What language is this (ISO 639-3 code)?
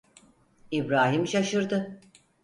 tur